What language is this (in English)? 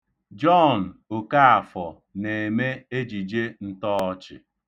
Igbo